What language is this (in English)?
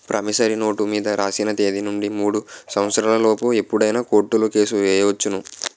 Telugu